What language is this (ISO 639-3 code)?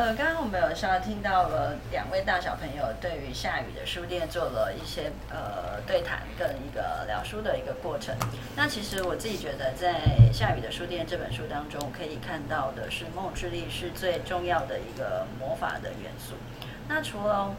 zho